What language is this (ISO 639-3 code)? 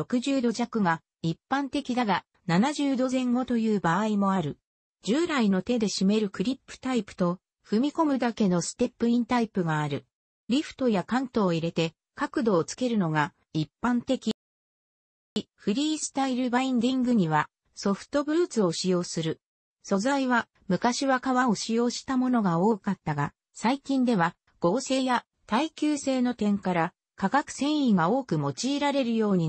jpn